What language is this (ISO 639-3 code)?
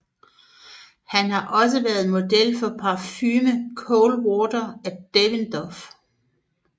dan